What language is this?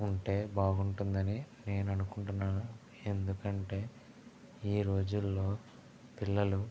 Telugu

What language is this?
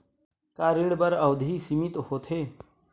Chhattisgarhi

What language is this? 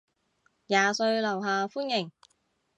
Cantonese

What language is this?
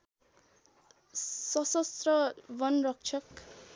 Nepali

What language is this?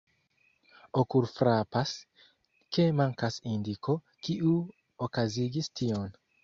Esperanto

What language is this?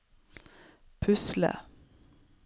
Norwegian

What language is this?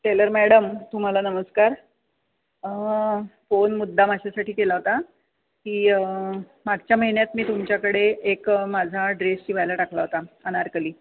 Marathi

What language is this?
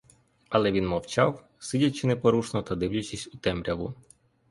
Ukrainian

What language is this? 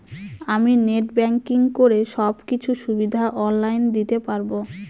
Bangla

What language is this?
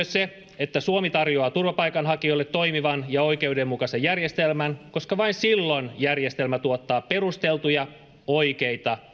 Finnish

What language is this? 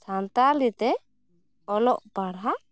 Santali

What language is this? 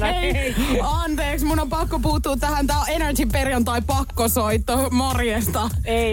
Finnish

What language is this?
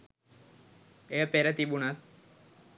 Sinhala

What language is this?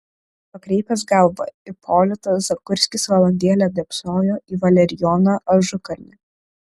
Lithuanian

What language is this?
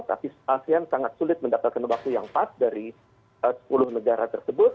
Indonesian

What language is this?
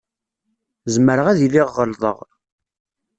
Kabyle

